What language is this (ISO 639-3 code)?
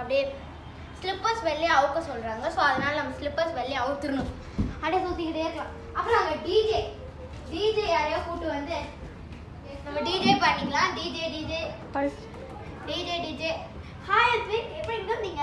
tam